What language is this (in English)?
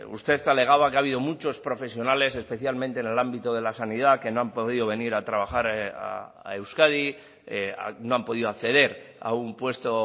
Spanish